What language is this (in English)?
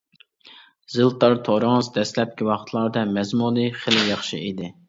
Uyghur